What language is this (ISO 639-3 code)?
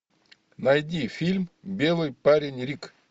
rus